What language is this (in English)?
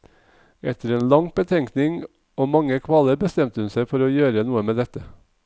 Norwegian